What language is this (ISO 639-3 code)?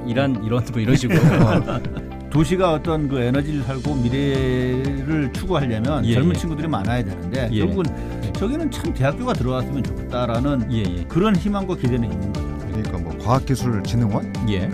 kor